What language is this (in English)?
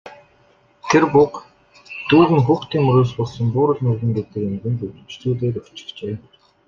Mongolian